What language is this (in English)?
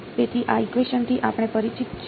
Gujarati